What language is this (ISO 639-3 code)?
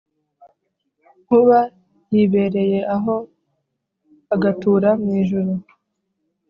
kin